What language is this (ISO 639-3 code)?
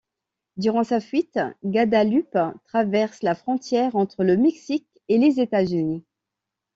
fra